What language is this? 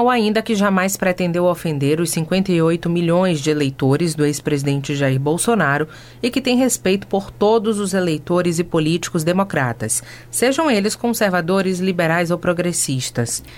Portuguese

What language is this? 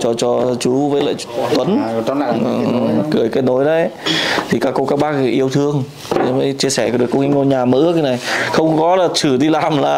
Vietnamese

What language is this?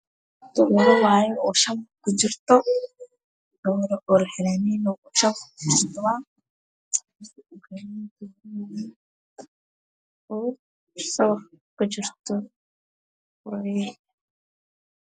Somali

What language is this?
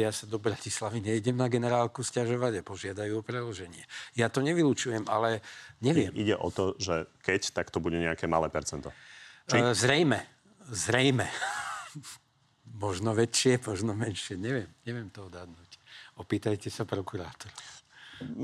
Slovak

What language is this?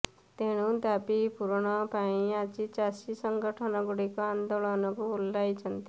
Odia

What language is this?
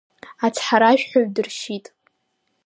Abkhazian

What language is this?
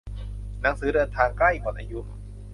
Thai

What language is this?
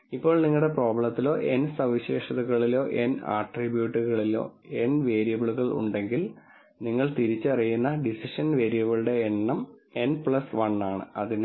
Malayalam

